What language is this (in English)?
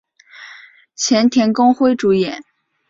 Chinese